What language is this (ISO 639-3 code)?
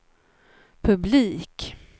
swe